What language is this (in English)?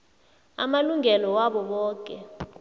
South Ndebele